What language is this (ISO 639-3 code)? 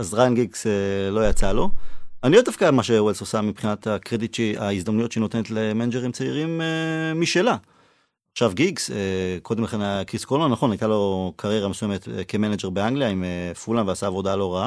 heb